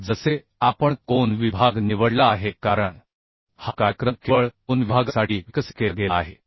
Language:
Marathi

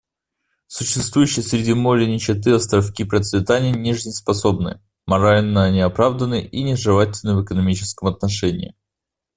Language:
Russian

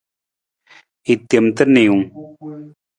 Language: Nawdm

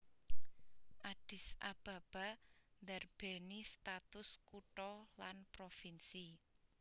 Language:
Javanese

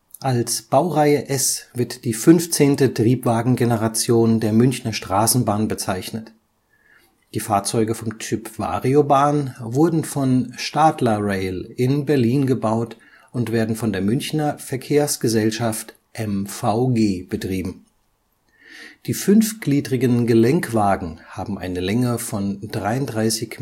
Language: German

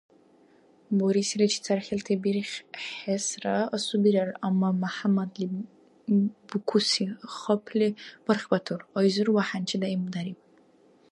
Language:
Dargwa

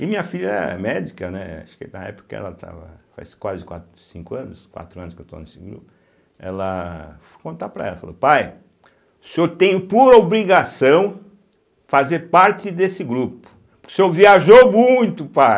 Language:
Portuguese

